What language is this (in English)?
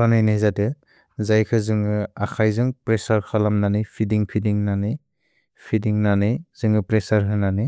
Bodo